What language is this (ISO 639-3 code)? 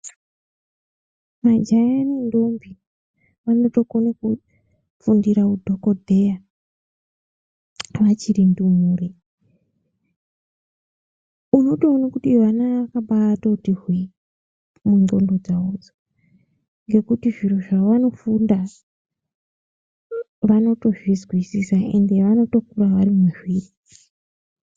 ndc